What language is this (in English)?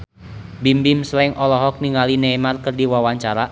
Sundanese